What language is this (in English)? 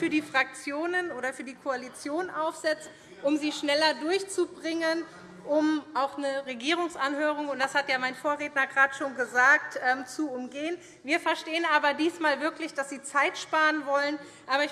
German